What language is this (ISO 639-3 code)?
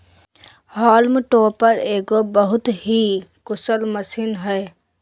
mag